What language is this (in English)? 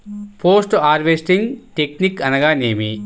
Telugu